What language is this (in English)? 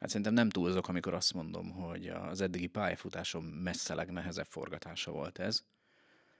Hungarian